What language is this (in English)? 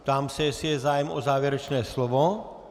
Czech